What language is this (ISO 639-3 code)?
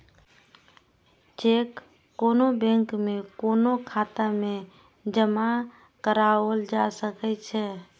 mai